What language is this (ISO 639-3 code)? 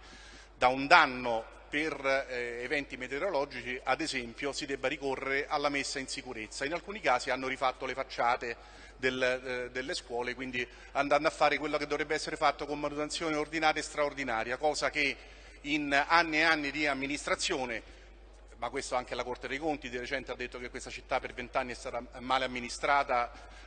ita